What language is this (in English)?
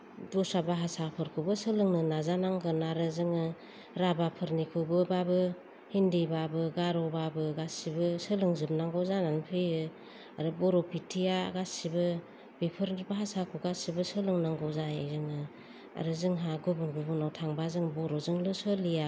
Bodo